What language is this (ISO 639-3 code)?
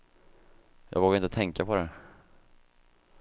swe